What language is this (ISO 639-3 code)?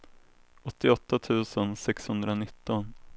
swe